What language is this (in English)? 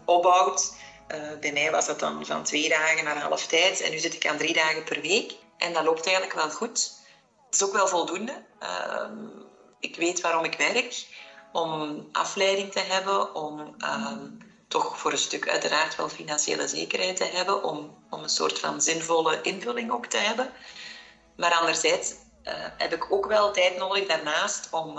Dutch